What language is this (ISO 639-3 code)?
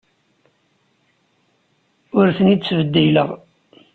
kab